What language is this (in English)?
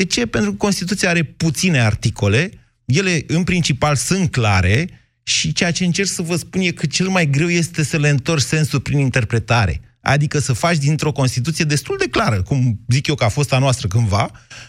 Romanian